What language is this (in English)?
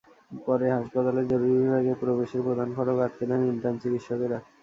Bangla